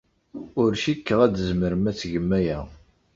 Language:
Kabyle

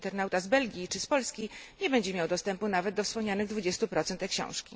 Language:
Polish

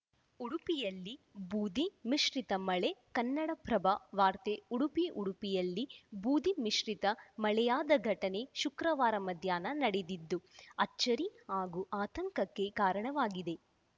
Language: Kannada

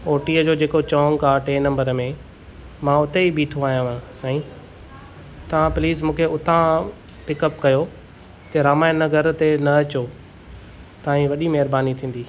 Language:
Sindhi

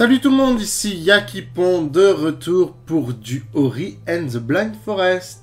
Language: French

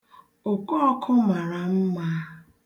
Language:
Igbo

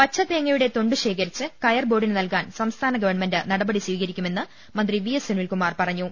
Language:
Malayalam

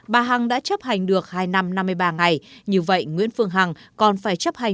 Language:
Vietnamese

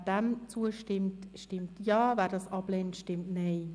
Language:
Swiss German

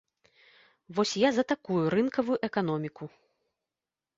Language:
Belarusian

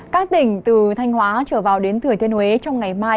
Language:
Vietnamese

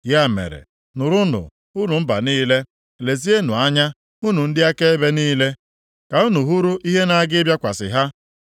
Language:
Igbo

